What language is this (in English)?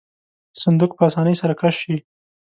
Pashto